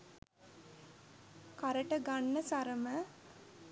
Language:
Sinhala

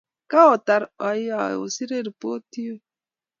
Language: Kalenjin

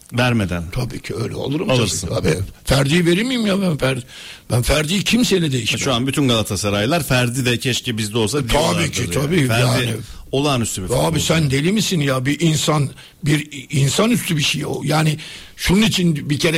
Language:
Turkish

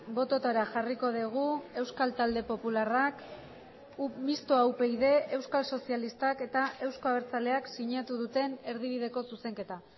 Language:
Basque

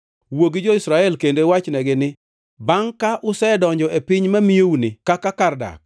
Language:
Luo (Kenya and Tanzania)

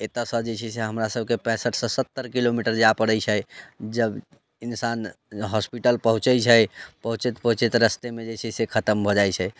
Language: Maithili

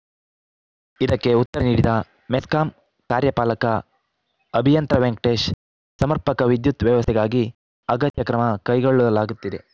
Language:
Kannada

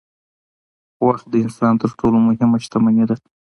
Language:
Pashto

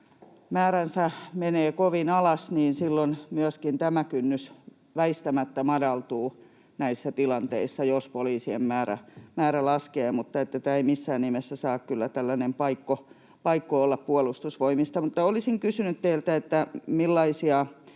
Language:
Finnish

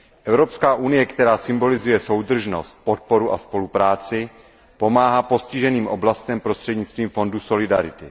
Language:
Czech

